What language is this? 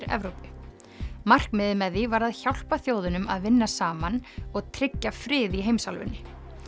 Icelandic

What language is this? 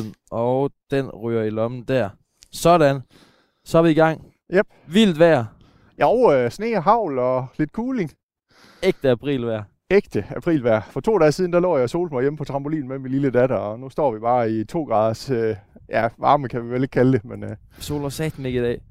Danish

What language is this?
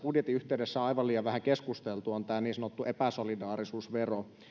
Finnish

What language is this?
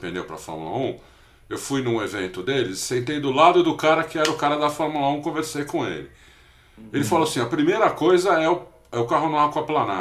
Portuguese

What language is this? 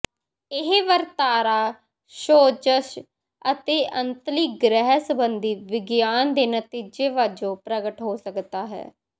Punjabi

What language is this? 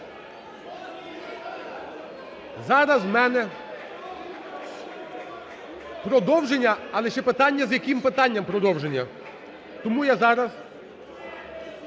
Ukrainian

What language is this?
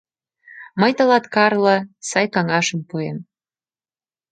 Mari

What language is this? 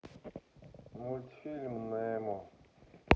Russian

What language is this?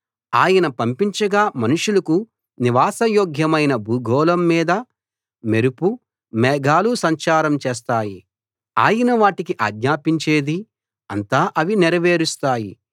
Telugu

